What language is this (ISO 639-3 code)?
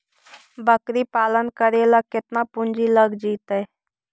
mag